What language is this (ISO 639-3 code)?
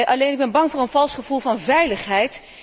nld